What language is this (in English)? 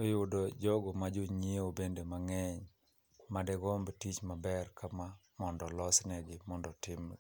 Luo (Kenya and Tanzania)